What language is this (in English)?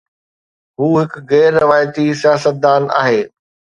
Sindhi